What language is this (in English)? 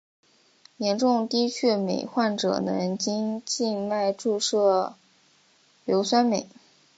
Chinese